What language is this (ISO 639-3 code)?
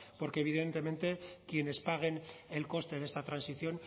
spa